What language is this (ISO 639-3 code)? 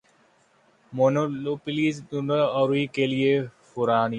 urd